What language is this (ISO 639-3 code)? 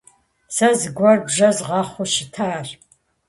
kbd